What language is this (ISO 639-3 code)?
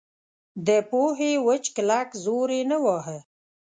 pus